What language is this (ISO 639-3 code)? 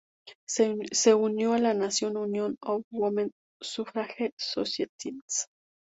spa